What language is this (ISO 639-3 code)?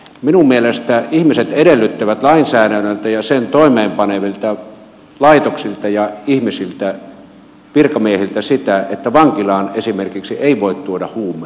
fin